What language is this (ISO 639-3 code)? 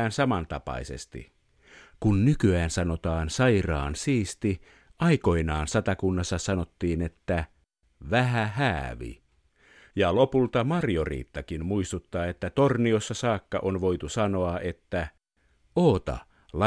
fin